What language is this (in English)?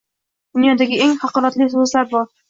Uzbek